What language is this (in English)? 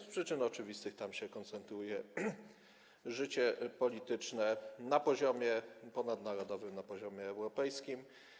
Polish